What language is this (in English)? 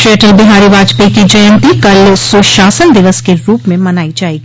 Hindi